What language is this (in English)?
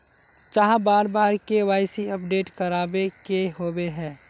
Magahi